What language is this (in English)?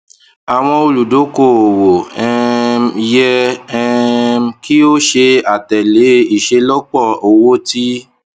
Yoruba